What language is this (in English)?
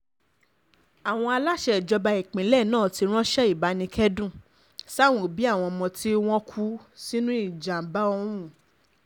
Yoruba